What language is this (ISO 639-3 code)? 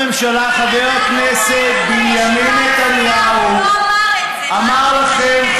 heb